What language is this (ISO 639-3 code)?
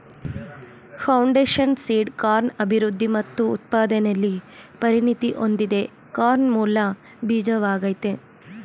kan